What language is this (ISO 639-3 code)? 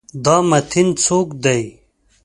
pus